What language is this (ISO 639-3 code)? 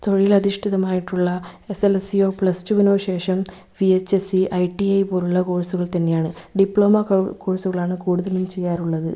mal